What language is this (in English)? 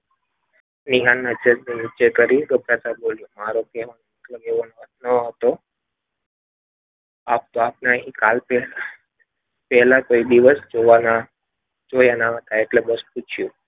Gujarati